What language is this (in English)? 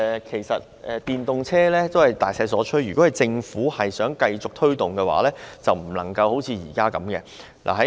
Cantonese